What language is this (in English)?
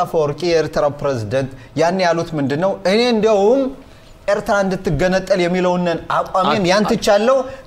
Arabic